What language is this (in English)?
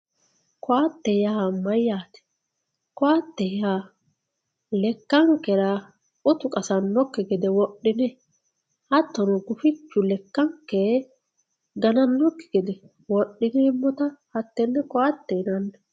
Sidamo